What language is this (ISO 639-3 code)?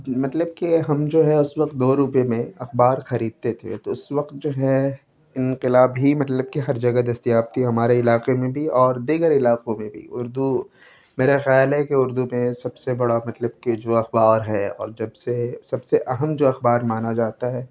urd